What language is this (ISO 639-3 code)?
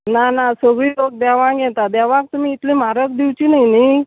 kok